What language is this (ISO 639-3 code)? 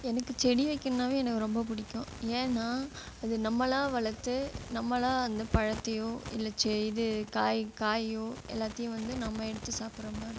tam